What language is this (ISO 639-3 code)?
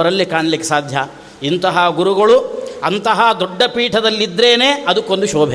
kan